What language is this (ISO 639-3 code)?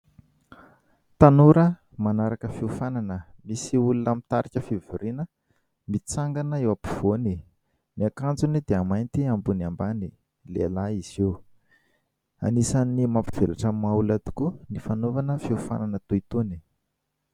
mlg